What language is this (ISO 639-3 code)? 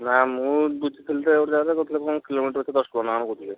ori